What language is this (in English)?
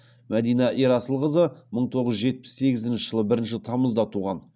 Kazakh